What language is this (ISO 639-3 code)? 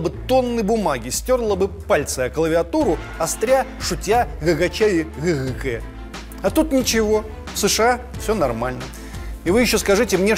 rus